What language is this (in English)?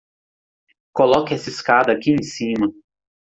Portuguese